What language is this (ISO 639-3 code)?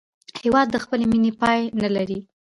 pus